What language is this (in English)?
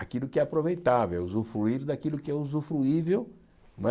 Portuguese